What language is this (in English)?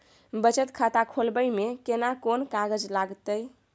Maithili